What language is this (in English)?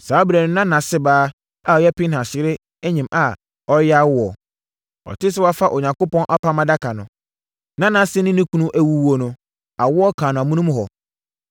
Akan